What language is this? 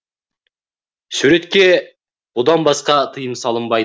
Kazakh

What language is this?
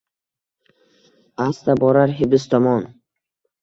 Uzbek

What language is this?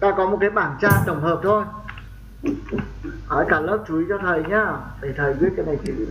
Vietnamese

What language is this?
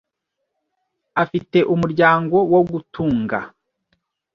Kinyarwanda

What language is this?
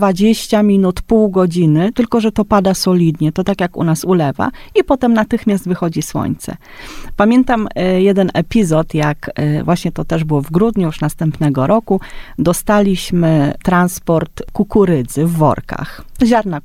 Polish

